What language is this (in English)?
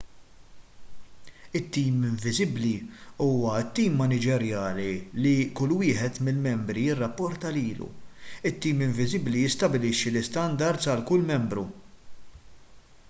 Maltese